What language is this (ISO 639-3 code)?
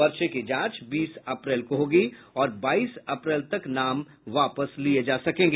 hin